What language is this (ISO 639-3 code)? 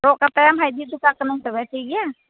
sat